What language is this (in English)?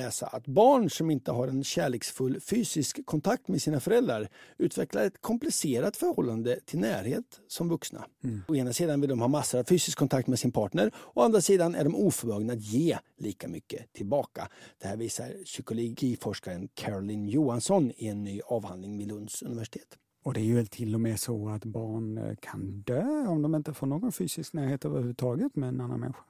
Swedish